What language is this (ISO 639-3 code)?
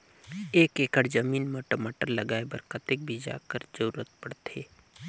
hne